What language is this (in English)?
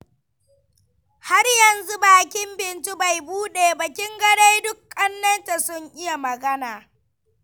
Hausa